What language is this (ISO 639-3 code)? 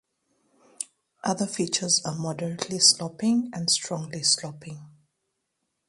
eng